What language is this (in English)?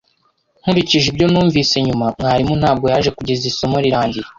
Kinyarwanda